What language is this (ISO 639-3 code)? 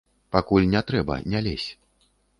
bel